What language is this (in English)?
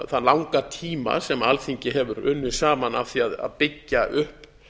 Icelandic